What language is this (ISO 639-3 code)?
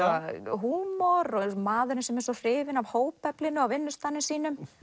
isl